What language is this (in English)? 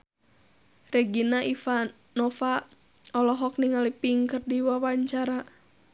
Sundanese